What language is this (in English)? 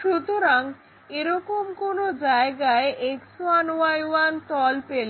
Bangla